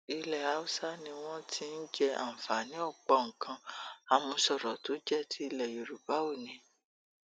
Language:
Yoruba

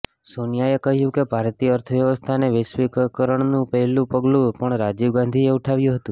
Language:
Gujarati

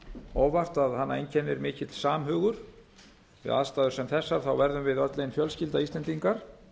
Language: Icelandic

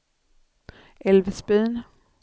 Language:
Swedish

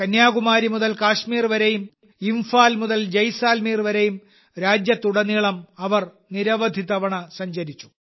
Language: Malayalam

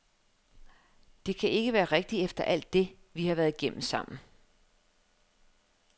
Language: Danish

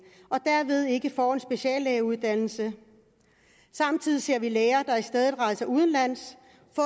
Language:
Danish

